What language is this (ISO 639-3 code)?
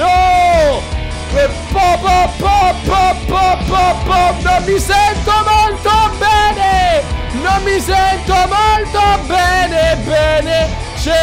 ita